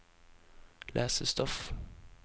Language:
Norwegian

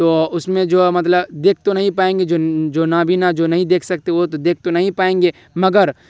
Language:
Urdu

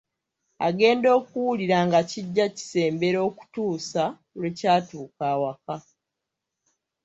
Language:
Ganda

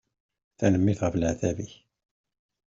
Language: Kabyle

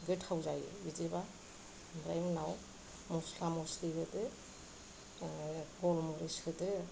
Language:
Bodo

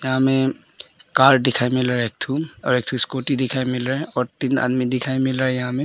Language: Hindi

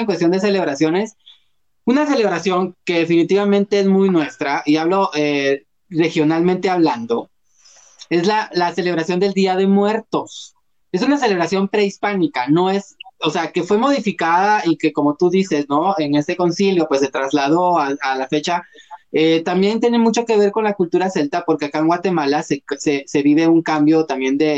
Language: Spanish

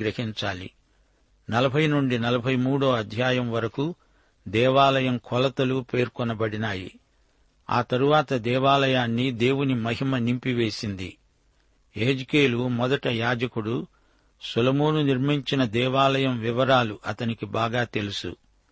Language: Telugu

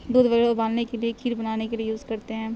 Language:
Urdu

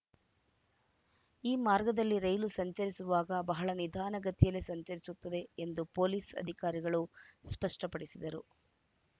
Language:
Kannada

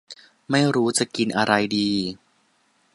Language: Thai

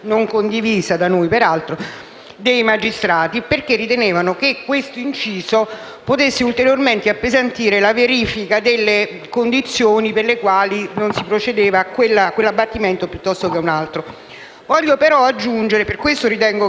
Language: Italian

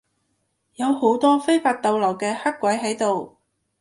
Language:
Cantonese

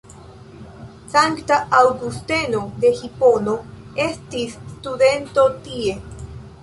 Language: Esperanto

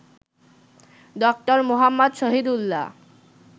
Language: Bangla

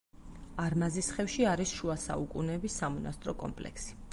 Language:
Georgian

